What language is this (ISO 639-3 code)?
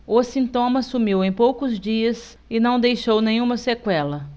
por